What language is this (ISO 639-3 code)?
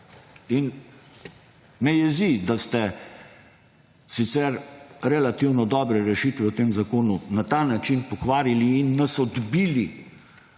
slv